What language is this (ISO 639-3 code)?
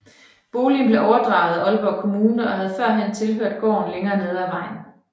dan